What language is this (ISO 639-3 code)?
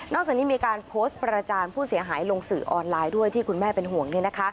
tha